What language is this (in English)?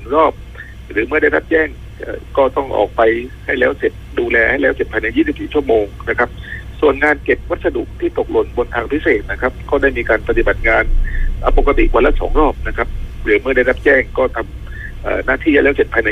Thai